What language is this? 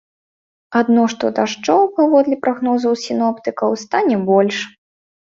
Belarusian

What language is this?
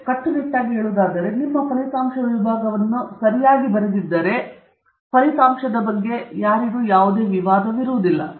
Kannada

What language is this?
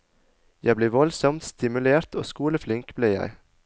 Norwegian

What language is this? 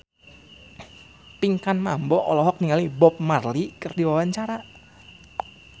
Sundanese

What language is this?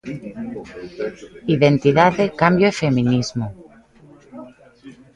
Galician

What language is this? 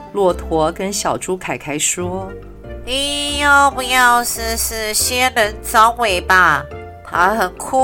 Chinese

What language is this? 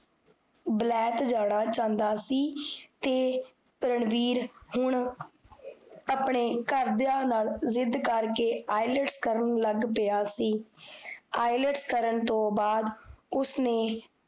Punjabi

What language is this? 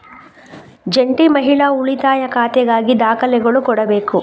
Kannada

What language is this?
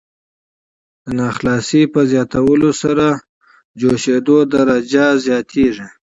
Pashto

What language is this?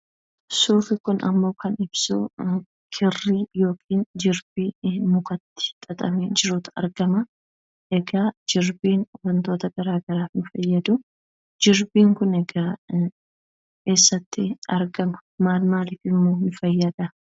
Oromo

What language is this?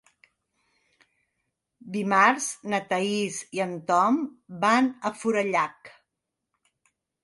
Catalan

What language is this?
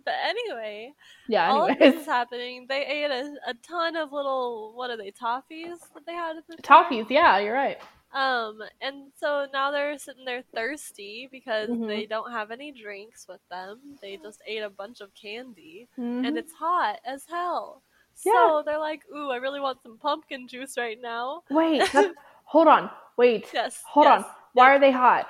English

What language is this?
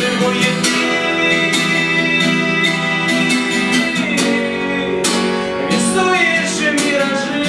Ukrainian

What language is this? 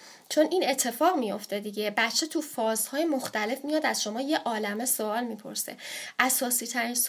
Persian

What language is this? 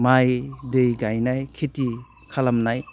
Bodo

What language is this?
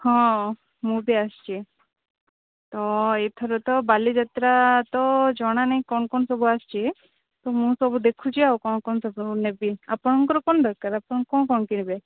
Odia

